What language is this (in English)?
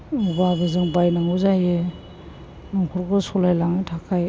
Bodo